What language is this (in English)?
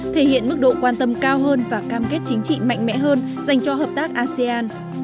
Vietnamese